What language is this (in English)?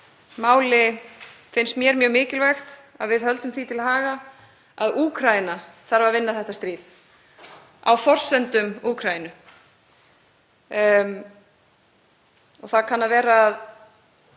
Icelandic